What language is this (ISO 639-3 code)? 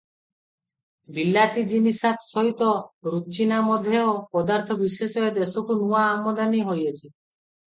ori